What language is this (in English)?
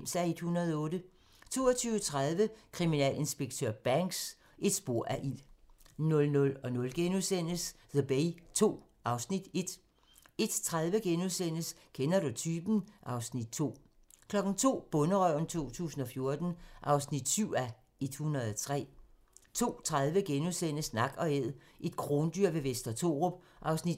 Danish